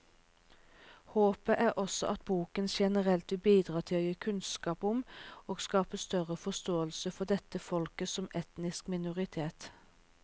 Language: Norwegian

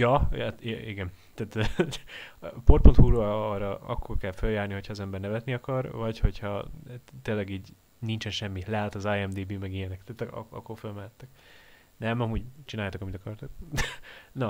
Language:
Hungarian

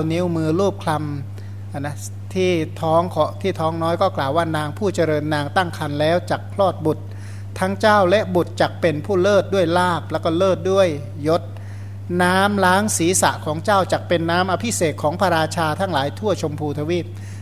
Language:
Thai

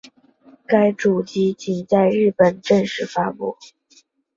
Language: Chinese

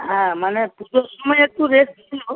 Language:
Bangla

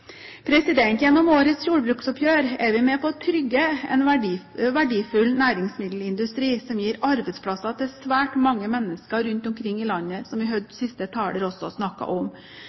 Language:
Norwegian Bokmål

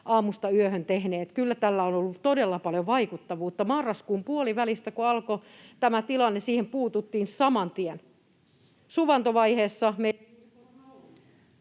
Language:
Finnish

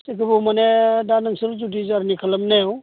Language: Bodo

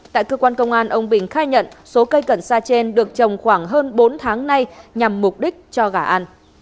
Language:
Vietnamese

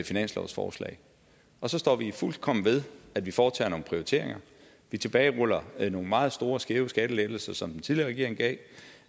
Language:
Danish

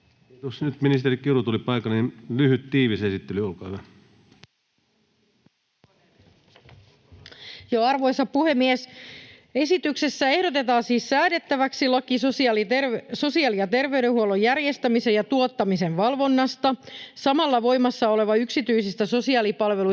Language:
Finnish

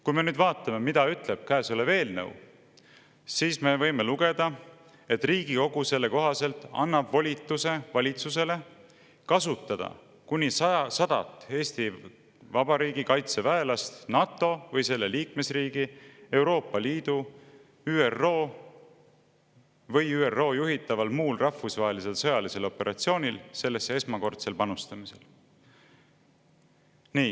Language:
Estonian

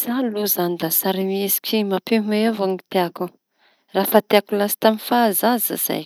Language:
Tanosy Malagasy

